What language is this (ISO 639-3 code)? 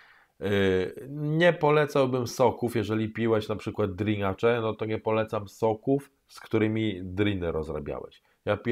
pol